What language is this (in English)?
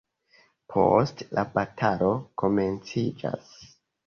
Esperanto